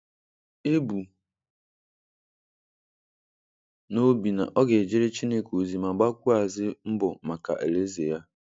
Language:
Igbo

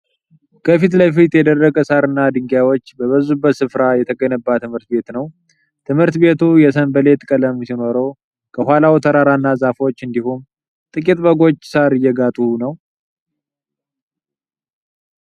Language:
Amharic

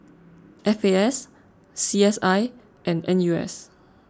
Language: English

